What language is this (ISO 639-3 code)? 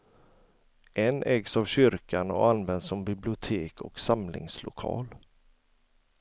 swe